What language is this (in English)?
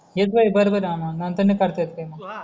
Marathi